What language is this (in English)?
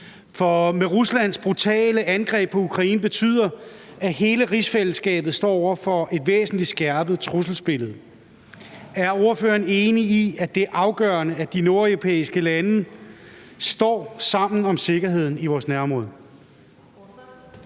Danish